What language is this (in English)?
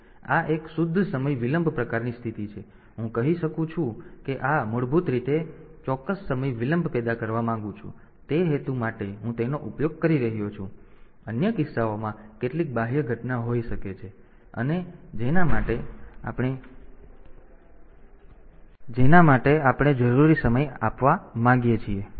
Gujarati